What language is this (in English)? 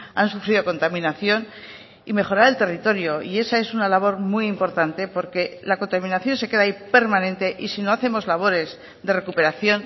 Spanish